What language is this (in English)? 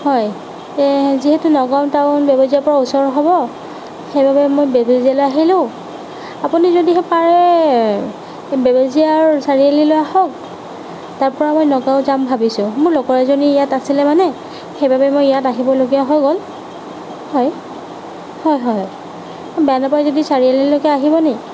Assamese